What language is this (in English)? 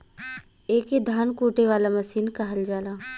Bhojpuri